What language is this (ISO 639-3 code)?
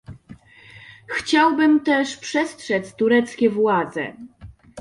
pol